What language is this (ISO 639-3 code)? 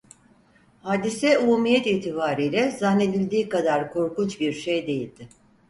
tur